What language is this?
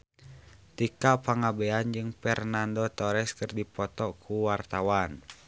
Sundanese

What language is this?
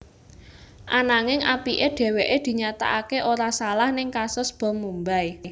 Javanese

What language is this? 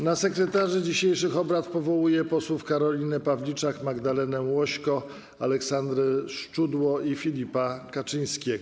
Polish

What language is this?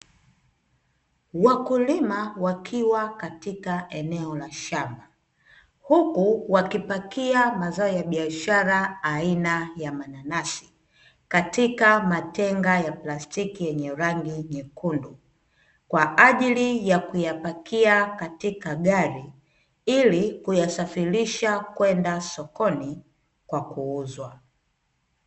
Swahili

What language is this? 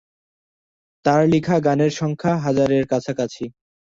Bangla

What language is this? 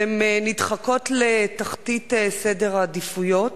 Hebrew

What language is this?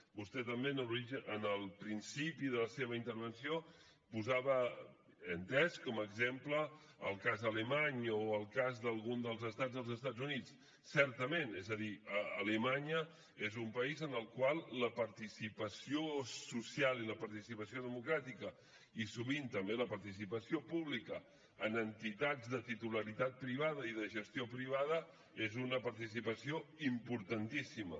Catalan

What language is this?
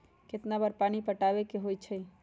Magahi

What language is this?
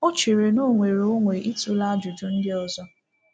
Igbo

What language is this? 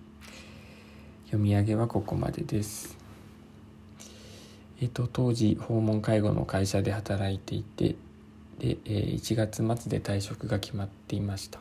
Japanese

